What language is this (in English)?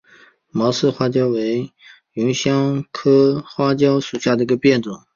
Chinese